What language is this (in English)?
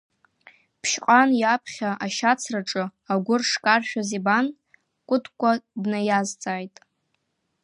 Abkhazian